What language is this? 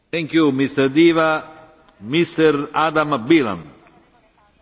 Polish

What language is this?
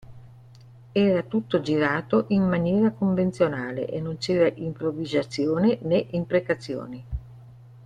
Italian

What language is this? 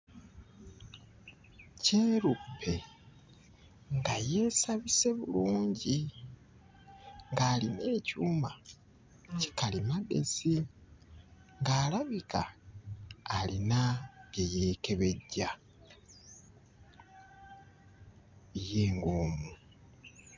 Ganda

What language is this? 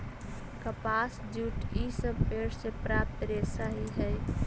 Magahi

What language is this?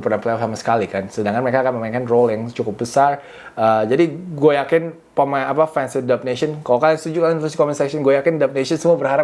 Indonesian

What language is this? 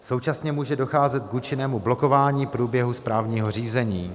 Czech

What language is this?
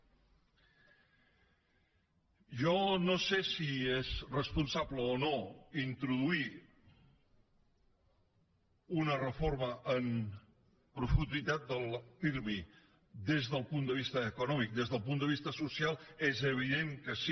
Catalan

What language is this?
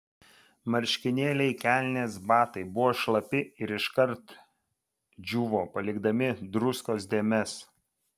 Lithuanian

